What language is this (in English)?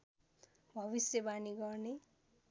Nepali